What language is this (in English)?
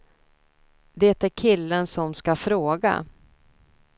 Swedish